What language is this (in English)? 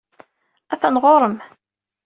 Kabyle